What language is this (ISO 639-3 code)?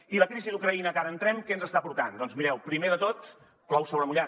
cat